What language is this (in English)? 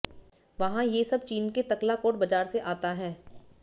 Hindi